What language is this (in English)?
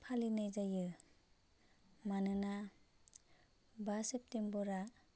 Bodo